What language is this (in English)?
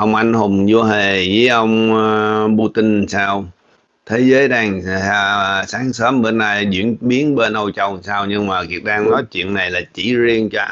Vietnamese